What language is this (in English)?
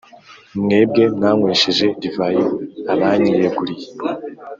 Kinyarwanda